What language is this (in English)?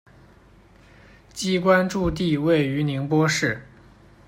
Chinese